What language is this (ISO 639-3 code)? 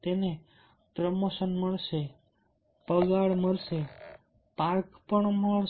guj